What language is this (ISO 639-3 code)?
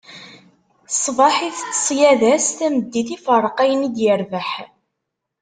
kab